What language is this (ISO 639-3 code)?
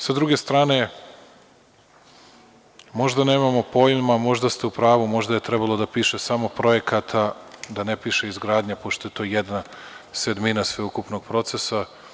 srp